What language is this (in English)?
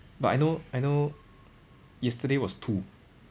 English